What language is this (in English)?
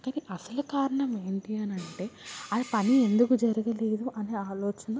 Telugu